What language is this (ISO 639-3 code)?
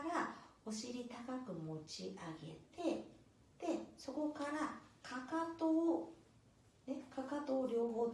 jpn